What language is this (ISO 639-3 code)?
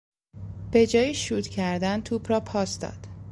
fas